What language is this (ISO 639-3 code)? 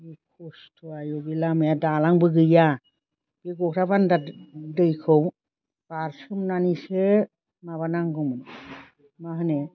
brx